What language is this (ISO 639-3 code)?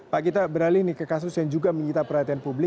ind